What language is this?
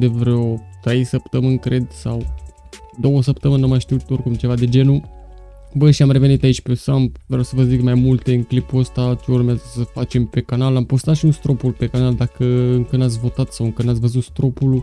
Romanian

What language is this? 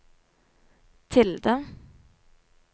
Norwegian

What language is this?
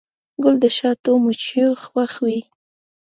Pashto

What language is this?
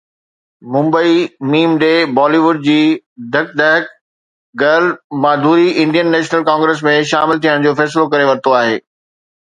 Sindhi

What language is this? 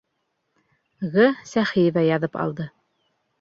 Bashkir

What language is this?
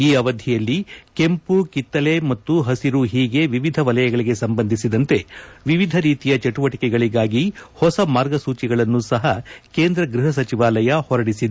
Kannada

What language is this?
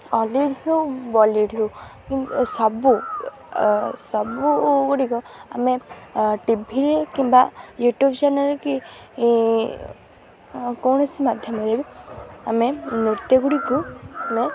Odia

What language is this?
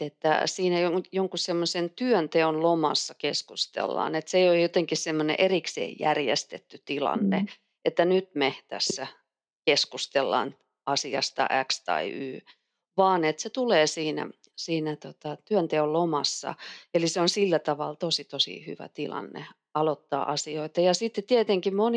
Finnish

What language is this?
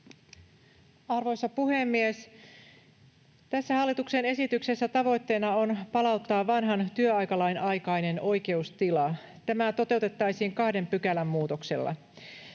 Finnish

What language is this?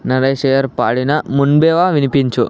Telugu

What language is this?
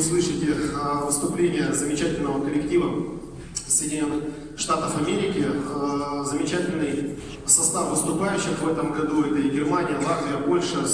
Russian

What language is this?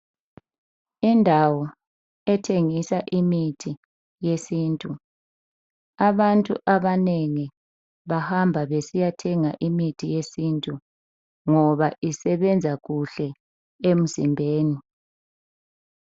North Ndebele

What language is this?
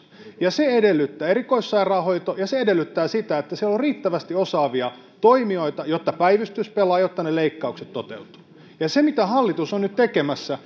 Finnish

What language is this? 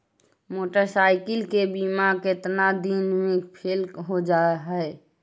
Magahi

